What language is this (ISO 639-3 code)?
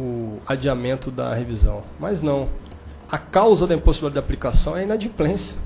por